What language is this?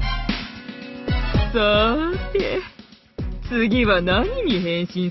Japanese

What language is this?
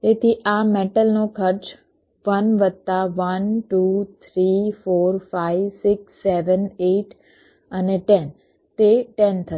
Gujarati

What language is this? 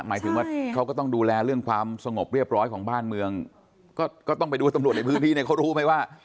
Thai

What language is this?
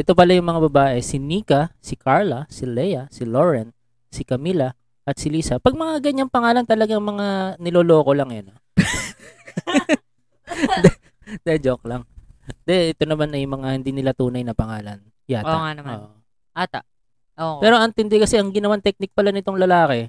Filipino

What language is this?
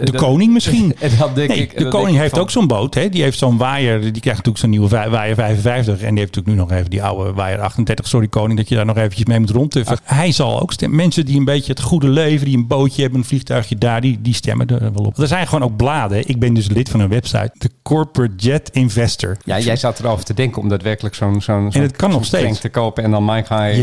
Dutch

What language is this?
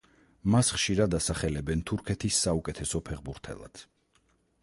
Georgian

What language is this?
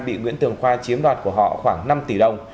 Vietnamese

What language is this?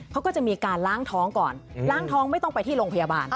Thai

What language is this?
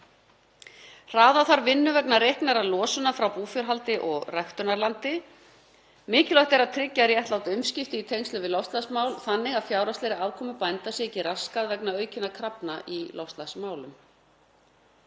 Icelandic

